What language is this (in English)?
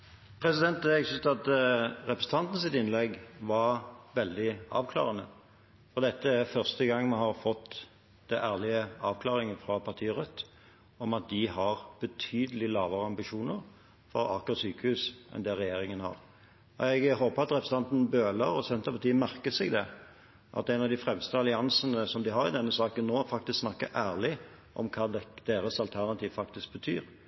Norwegian Bokmål